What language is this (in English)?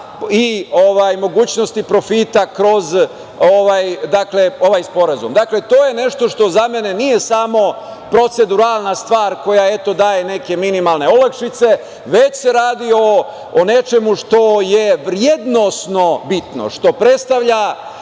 Serbian